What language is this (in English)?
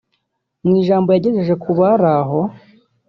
Kinyarwanda